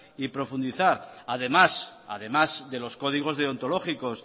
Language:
Spanish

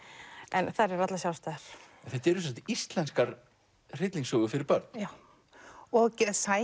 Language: Icelandic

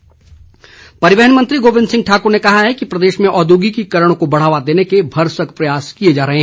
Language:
Hindi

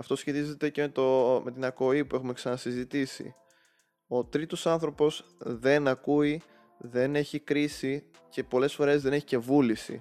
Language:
Greek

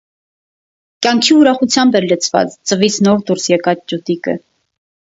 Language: Armenian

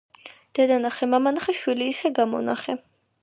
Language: Georgian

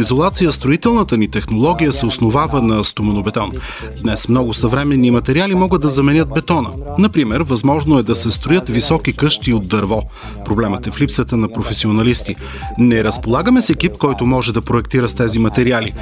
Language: Bulgarian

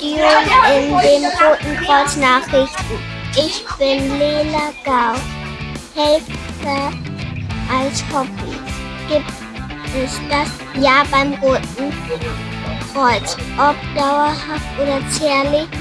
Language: German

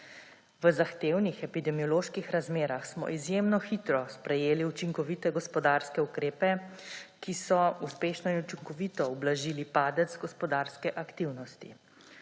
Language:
Slovenian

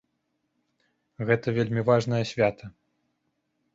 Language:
Belarusian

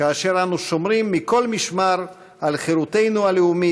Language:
Hebrew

